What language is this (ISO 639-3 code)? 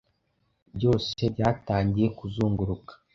kin